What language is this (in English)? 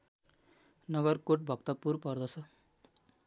Nepali